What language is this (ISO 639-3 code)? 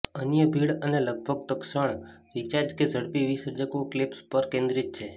guj